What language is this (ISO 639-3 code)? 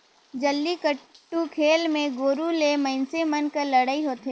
hne